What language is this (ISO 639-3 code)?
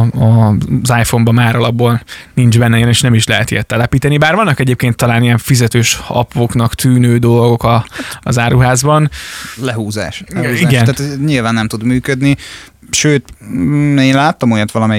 hun